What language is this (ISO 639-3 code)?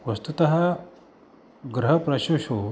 san